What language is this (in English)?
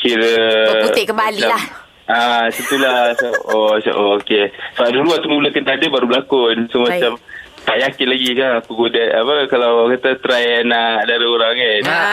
Malay